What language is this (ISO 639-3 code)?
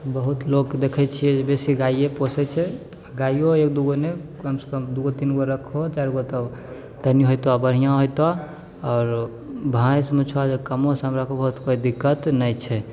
mai